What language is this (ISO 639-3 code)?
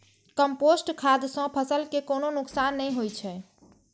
mai